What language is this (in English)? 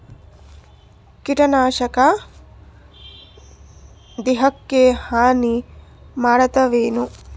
Kannada